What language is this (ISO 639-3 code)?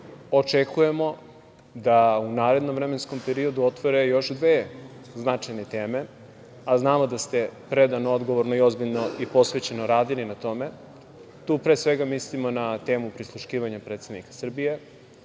srp